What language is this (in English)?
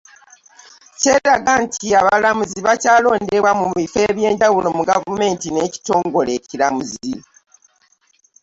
Ganda